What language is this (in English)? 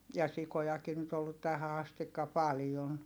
Finnish